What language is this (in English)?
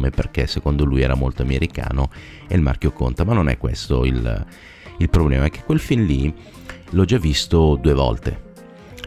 Italian